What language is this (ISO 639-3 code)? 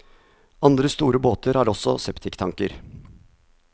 nor